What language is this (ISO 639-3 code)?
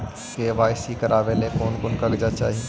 mag